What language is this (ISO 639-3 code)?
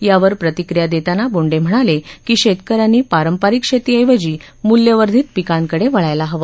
mar